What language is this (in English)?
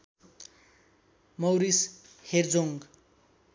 Nepali